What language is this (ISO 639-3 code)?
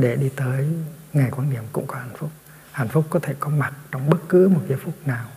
vie